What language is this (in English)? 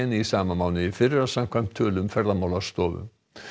Icelandic